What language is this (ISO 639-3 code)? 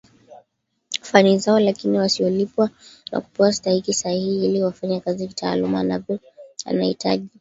swa